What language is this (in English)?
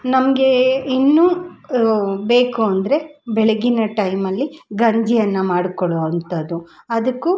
Kannada